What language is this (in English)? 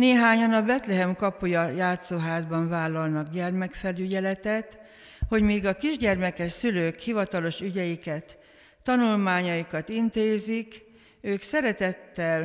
Hungarian